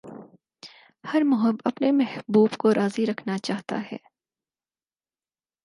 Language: Urdu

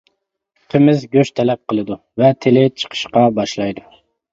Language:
Uyghur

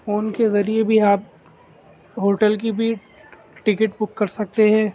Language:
Urdu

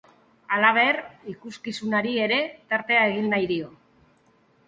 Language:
Basque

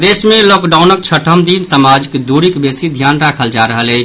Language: Maithili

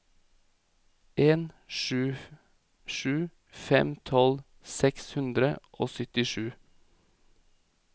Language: Norwegian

